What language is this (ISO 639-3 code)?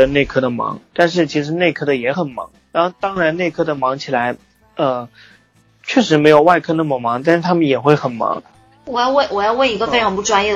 zho